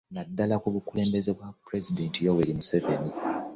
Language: Ganda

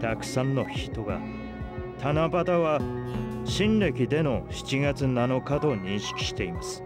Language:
Japanese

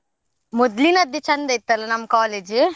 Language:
Kannada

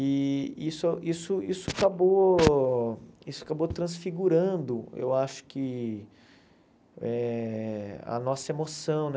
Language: Portuguese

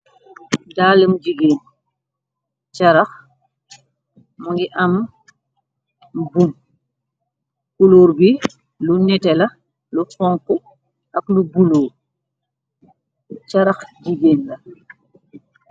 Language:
Wolof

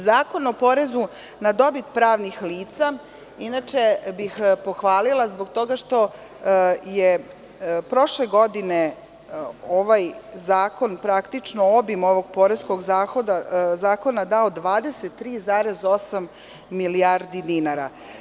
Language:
Serbian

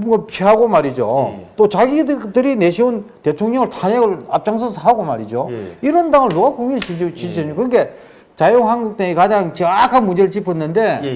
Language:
Korean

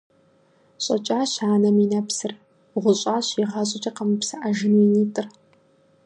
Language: Kabardian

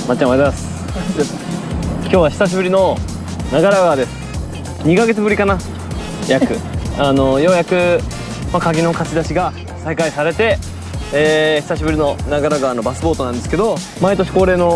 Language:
Japanese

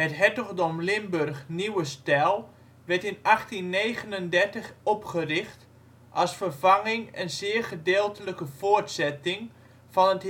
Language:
Dutch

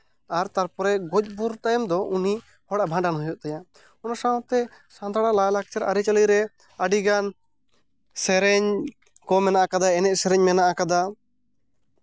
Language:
Santali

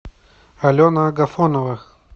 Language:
Russian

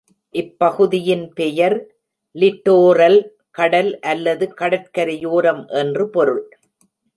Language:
Tamil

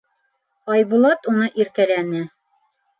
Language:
Bashkir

